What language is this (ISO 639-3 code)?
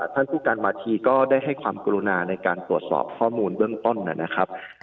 tha